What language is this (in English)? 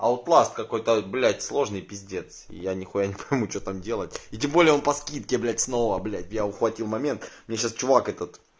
Russian